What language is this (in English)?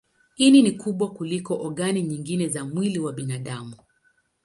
Swahili